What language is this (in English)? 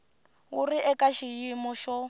Tsonga